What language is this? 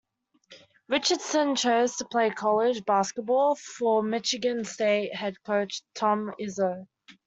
English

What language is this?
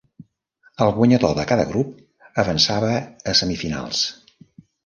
Catalan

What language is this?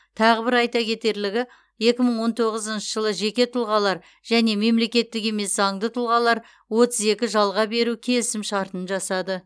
Kazakh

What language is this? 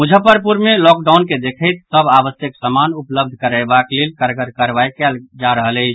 Maithili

